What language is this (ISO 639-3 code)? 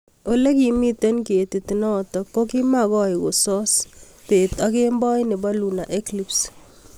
kln